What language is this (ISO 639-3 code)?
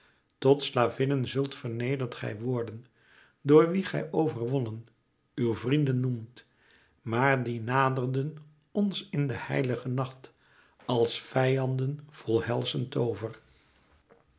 nld